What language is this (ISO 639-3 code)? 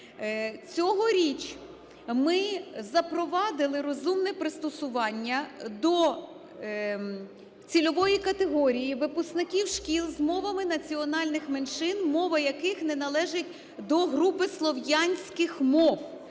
ukr